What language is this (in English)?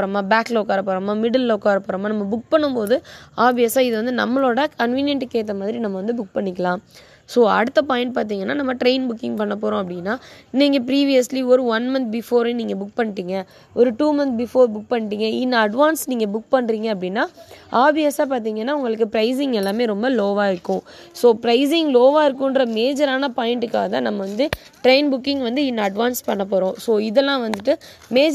Tamil